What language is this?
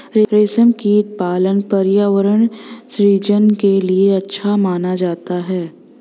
Hindi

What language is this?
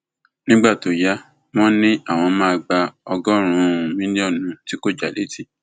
Yoruba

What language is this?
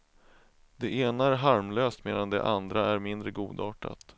Swedish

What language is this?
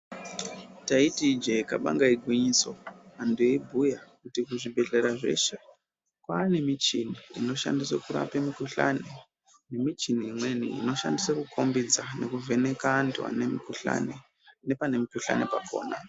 Ndau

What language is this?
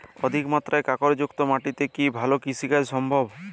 Bangla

